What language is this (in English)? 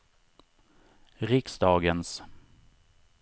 Swedish